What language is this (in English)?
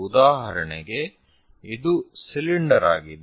Kannada